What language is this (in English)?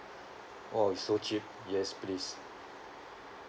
English